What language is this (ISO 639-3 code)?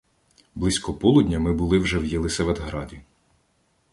ukr